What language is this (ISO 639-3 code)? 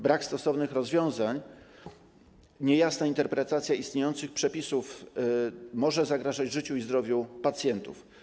pol